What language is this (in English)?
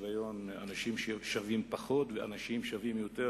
Hebrew